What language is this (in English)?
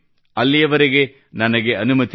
Kannada